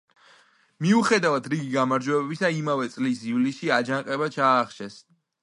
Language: Georgian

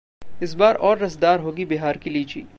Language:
Hindi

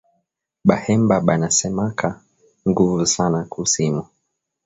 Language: Swahili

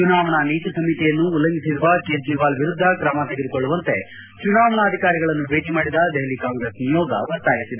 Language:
Kannada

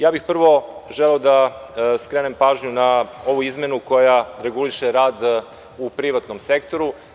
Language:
Serbian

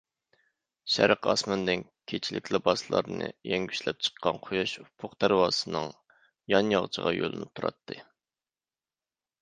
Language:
Uyghur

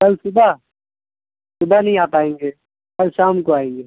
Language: Urdu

